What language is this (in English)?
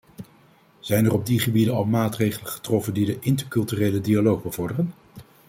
Dutch